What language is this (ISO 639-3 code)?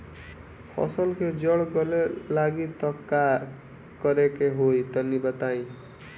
bho